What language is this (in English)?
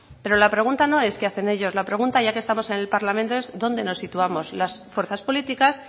Spanish